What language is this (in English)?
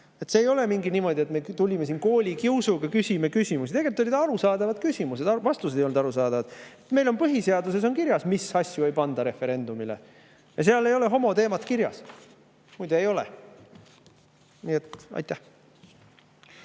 Estonian